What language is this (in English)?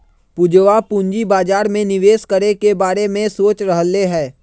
Magahi